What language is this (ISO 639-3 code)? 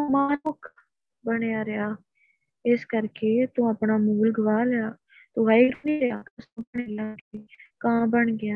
pan